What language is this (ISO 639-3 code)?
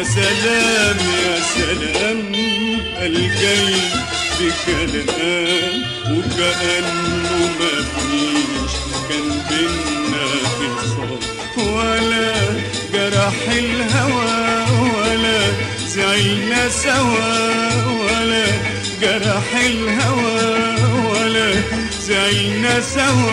ara